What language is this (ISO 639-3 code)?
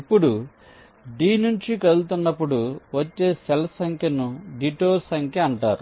tel